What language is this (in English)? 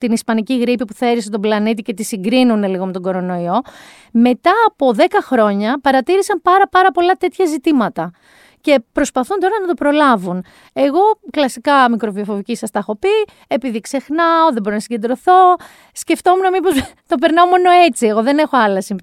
Greek